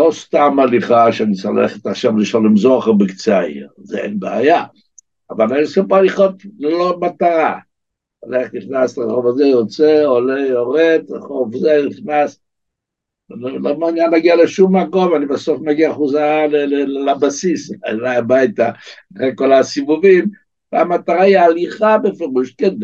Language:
Hebrew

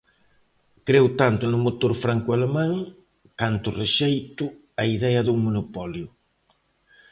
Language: Galician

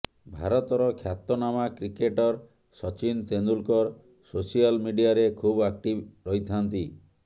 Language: Odia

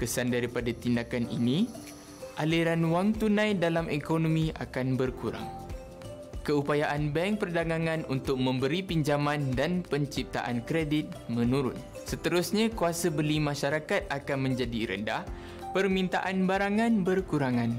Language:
Malay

